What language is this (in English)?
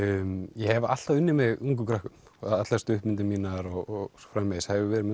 Icelandic